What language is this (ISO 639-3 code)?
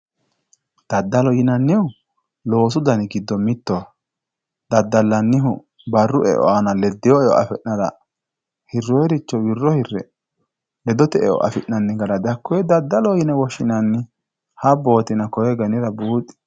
sid